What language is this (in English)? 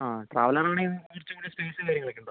Malayalam